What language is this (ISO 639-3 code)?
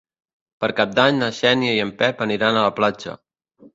cat